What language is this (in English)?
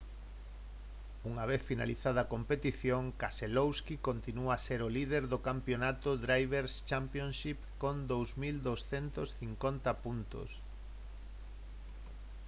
Galician